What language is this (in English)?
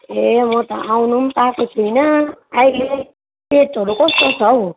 Nepali